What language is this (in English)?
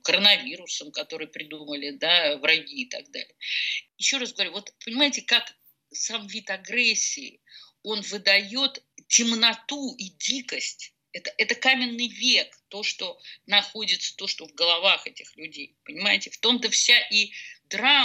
Russian